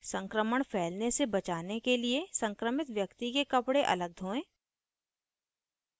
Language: Hindi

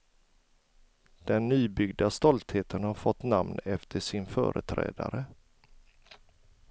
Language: Swedish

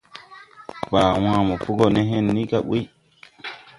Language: Tupuri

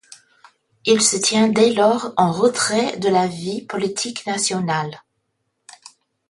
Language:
French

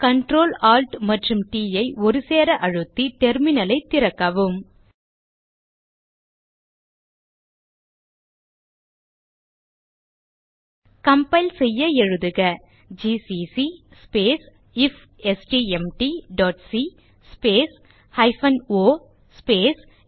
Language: Tamil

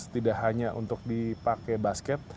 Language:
Indonesian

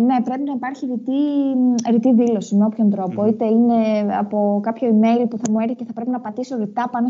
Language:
Greek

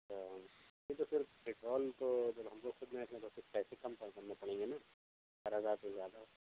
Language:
Urdu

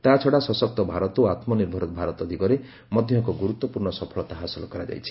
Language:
Odia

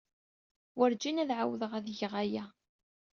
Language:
Kabyle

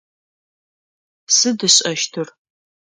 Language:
Adyghe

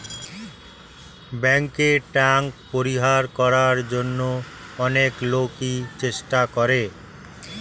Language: Bangla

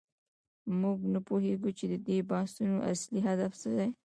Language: Pashto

